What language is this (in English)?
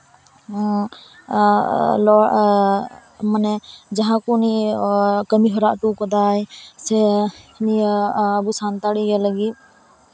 Santali